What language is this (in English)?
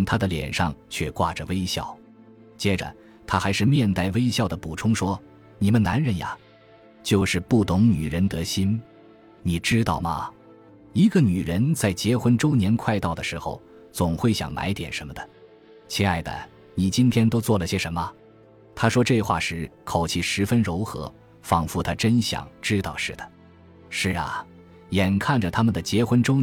Chinese